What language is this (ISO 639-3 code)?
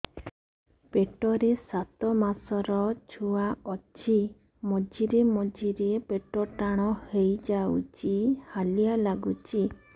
ori